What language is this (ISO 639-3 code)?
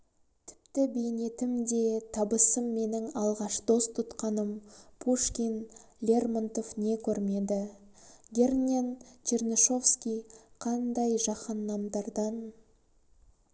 kaz